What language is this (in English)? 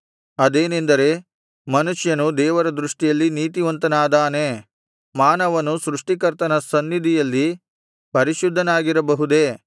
Kannada